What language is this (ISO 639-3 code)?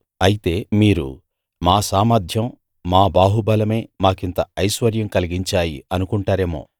tel